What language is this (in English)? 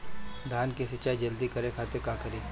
Bhojpuri